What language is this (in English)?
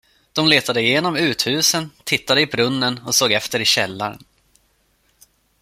Swedish